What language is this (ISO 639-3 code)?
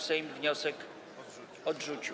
pol